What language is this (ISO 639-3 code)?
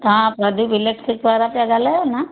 snd